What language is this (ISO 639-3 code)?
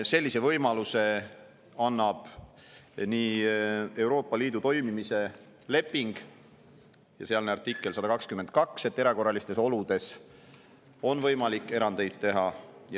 est